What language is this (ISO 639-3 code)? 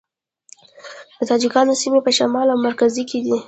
pus